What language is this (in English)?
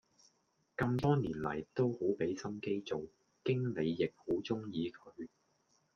Cantonese